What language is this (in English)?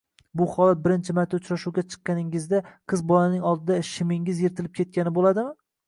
Uzbek